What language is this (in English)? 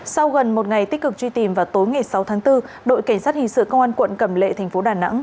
Vietnamese